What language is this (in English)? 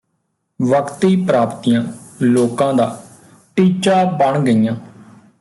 Punjabi